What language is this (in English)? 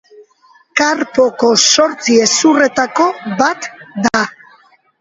Basque